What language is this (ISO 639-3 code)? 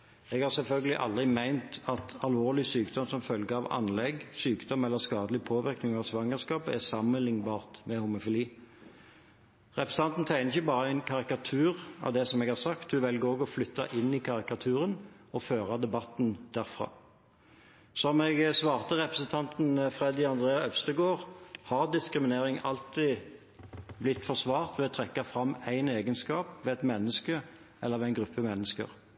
nob